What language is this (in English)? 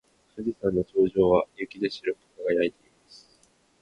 Japanese